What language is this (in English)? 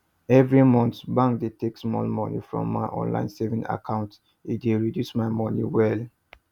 Nigerian Pidgin